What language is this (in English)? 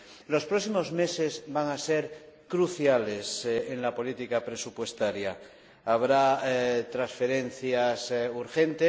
Spanish